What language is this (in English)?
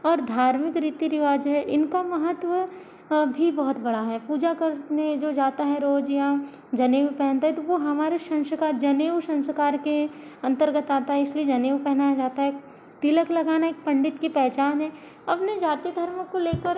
Hindi